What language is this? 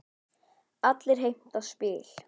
Icelandic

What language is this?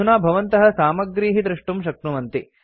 Sanskrit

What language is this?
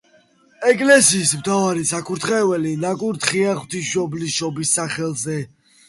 Georgian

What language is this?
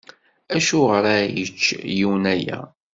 Kabyle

